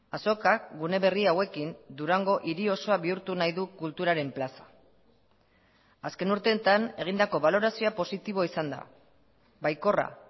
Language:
Basque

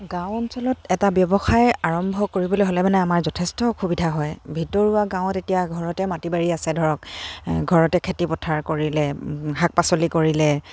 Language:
Assamese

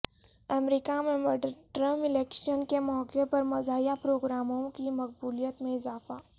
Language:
Urdu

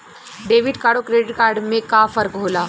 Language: Bhojpuri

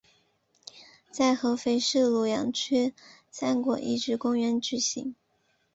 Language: Chinese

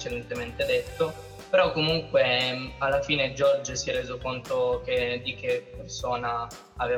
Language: Italian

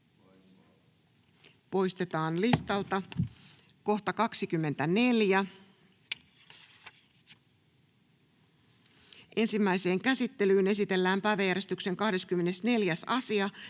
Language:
Finnish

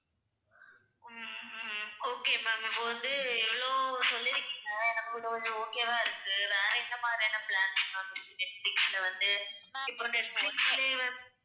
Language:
Tamil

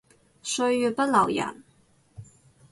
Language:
Cantonese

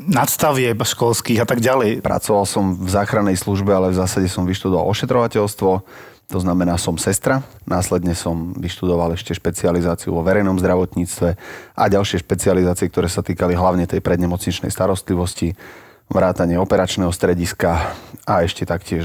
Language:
Slovak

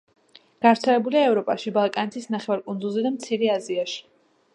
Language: Georgian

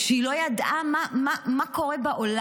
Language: Hebrew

